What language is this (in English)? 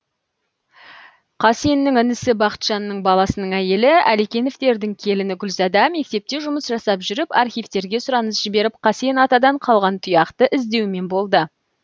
Kazakh